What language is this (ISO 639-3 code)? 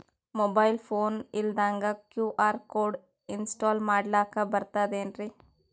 kan